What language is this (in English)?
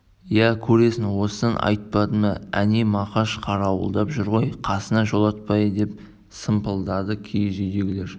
Kazakh